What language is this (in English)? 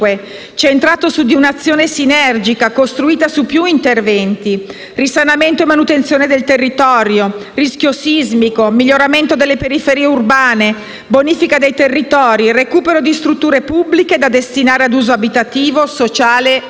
Italian